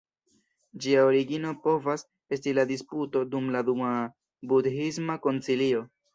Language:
Esperanto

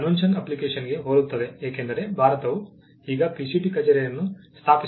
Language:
Kannada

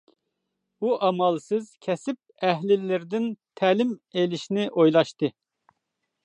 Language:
Uyghur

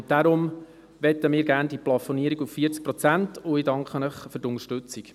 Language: Swiss German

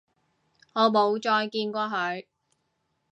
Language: Cantonese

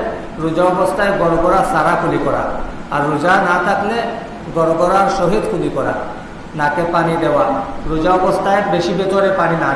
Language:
Bangla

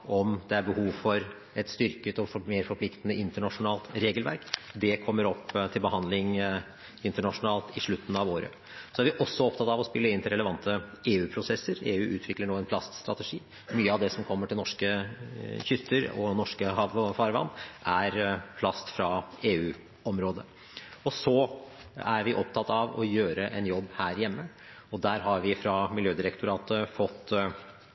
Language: Norwegian Bokmål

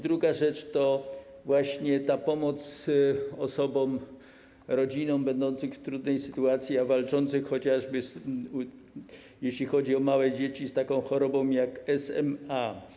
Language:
Polish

